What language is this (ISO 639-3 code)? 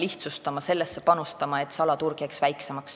est